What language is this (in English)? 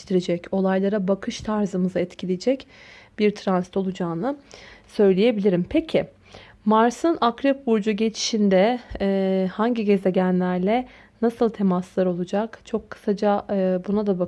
Turkish